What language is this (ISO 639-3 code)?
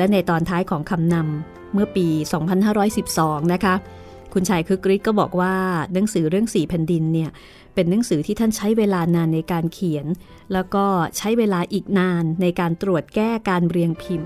tha